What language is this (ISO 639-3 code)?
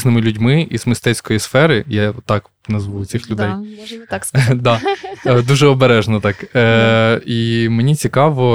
ukr